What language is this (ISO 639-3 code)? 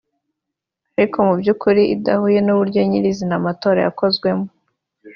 kin